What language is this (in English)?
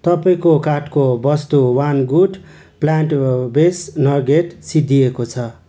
Nepali